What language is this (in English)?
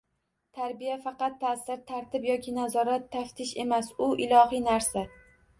Uzbek